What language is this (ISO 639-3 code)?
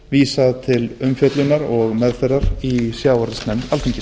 isl